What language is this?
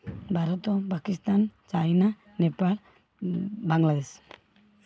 Odia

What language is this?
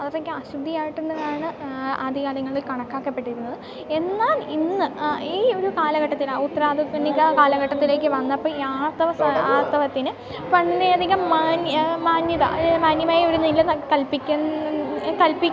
Malayalam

